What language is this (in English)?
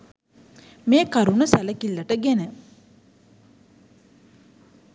Sinhala